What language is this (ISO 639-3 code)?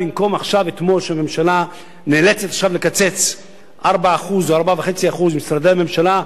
heb